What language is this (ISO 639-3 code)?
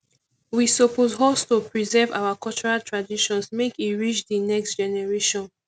pcm